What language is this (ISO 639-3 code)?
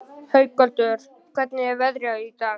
isl